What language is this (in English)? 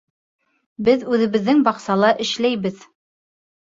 Bashkir